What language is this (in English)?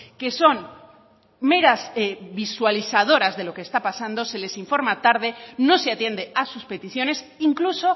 Spanish